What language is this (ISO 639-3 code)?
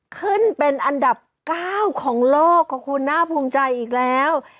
tha